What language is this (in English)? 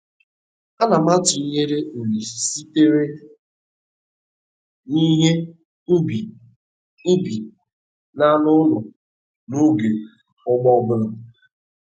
Igbo